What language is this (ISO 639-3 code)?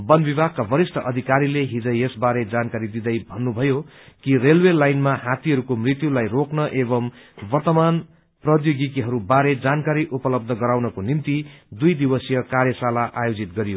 nep